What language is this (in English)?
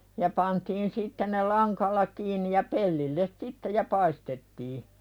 Finnish